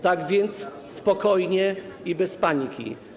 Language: Polish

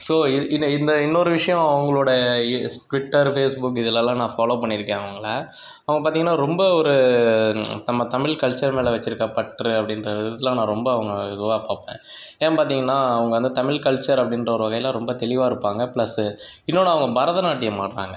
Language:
Tamil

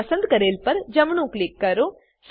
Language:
Gujarati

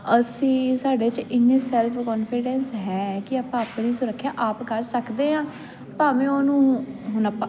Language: Punjabi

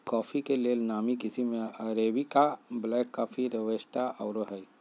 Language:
Magahi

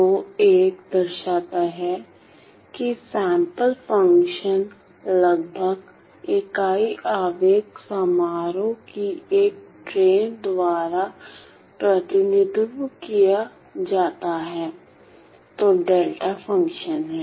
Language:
Hindi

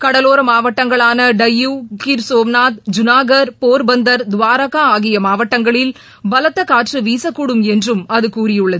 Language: Tamil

